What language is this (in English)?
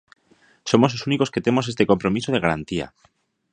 Galician